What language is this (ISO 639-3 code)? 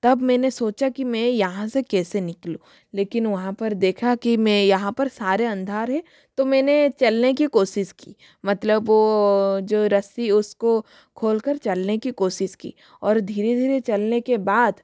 hin